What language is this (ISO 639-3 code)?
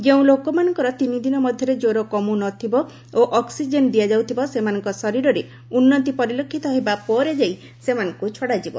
ori